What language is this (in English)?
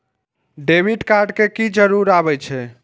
Maithili